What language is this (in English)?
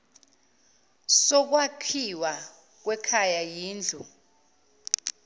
Zulu